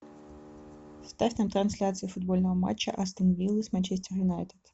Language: Russian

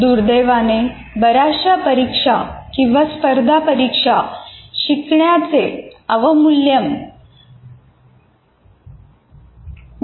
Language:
Marathi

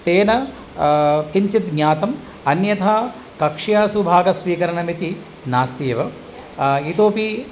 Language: Sanskrit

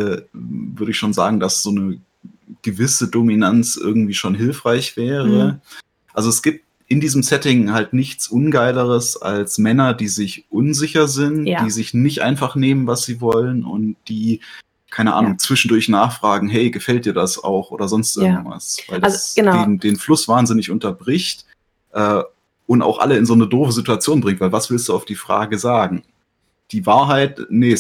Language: German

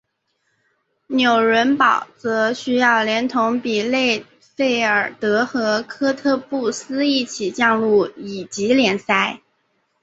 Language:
Chinese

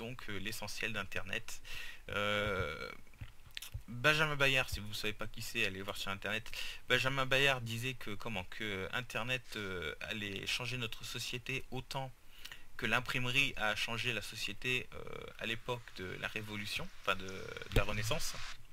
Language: French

